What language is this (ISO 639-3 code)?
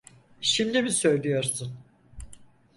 tur